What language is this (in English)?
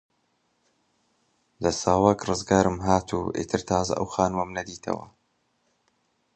Central Kurdish